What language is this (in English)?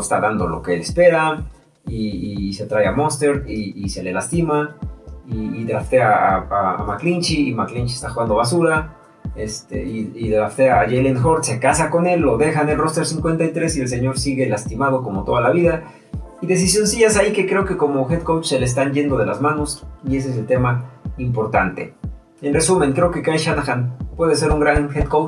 Spanish